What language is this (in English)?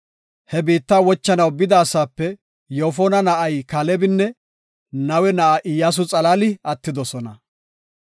Gofa